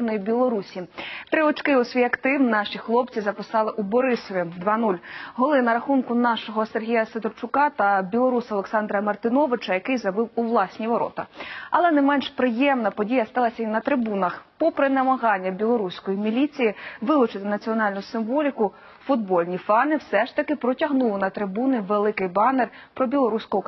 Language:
Russian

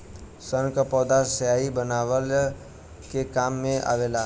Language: Bhojpuri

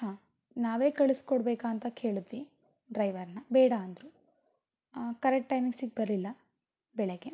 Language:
Kannada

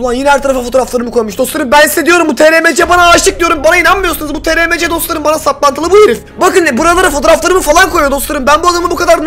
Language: Turkish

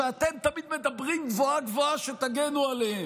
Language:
Hebrew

